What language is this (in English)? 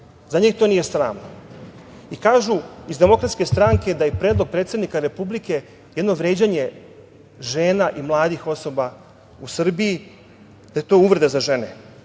Serbian